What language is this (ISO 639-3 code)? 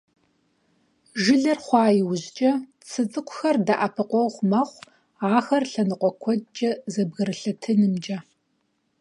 kbd